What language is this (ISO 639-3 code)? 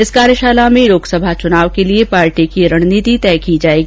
hin